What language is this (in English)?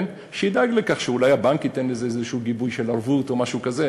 Hebrew